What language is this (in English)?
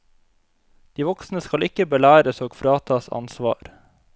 Norwegian